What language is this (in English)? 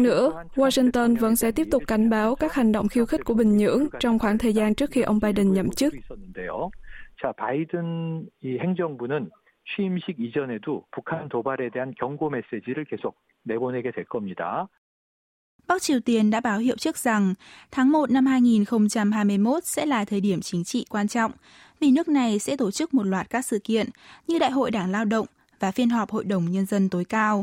Vietnamese